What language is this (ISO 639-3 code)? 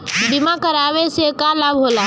bho